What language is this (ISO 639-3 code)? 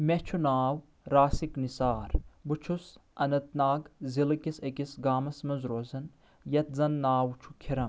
kas